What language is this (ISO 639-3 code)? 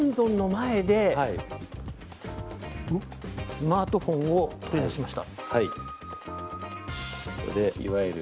jpn